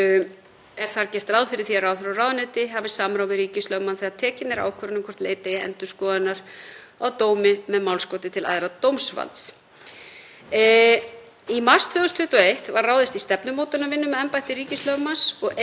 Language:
Icelandic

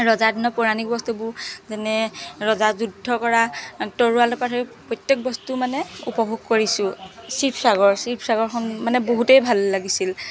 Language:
Assamese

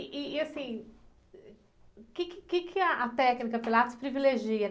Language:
Portuguese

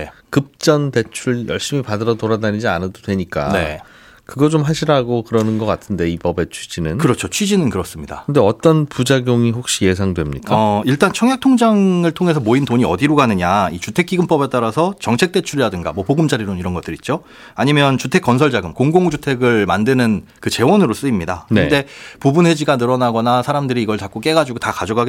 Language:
Korean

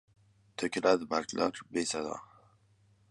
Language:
Uzbek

